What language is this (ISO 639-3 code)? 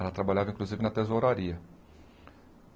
por